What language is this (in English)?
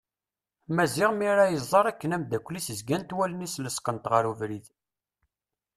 Kabyle